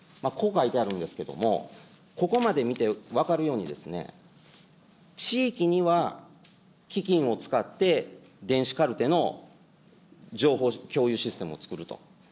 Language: Japanese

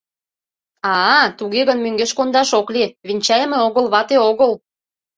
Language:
Mari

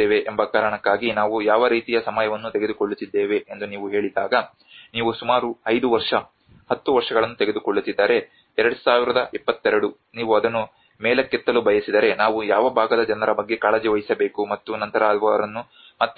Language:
Kannada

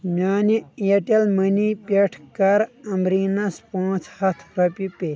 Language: Kashmiri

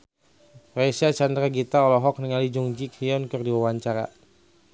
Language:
Sundanese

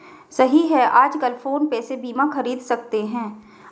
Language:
Hindi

